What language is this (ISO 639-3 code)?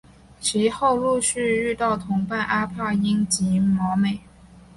zho